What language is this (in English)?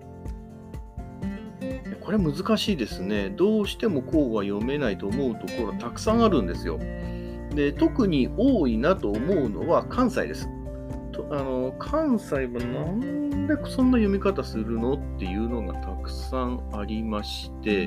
Japanese